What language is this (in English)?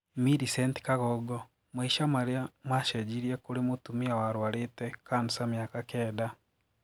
Kikuyu